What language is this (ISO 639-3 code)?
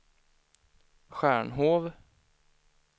swe